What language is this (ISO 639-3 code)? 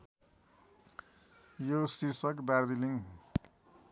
nep